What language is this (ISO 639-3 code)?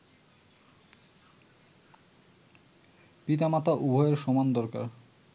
ben